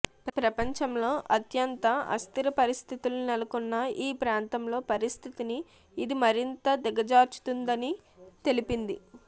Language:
Telugu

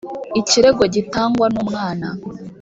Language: Kinyarwanda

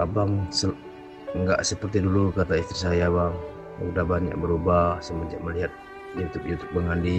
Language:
Indonesian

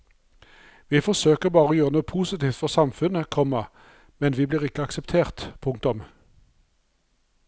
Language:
Norwegian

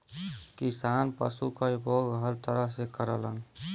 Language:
Bhojpuri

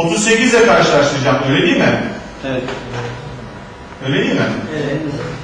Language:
Turkish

